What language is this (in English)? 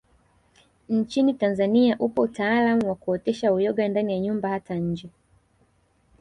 Swahili